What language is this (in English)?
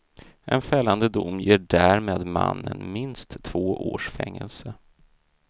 Swedish